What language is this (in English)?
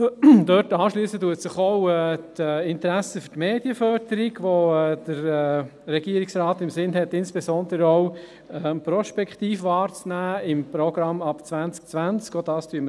Swiss German